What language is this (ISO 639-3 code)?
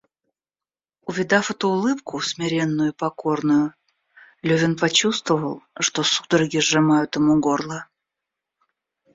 rus